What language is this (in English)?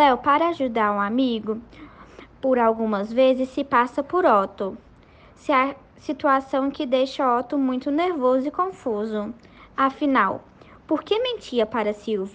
Portuguese